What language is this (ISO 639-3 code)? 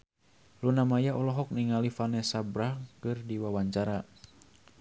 sun